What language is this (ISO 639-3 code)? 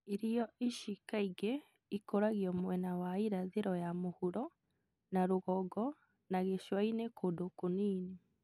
kik